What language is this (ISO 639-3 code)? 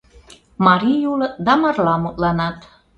chm